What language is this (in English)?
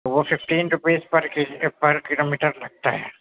Urdu